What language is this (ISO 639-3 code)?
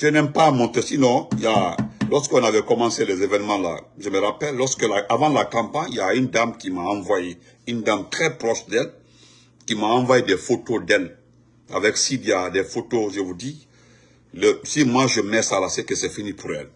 fra